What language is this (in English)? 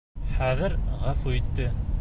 Bashkir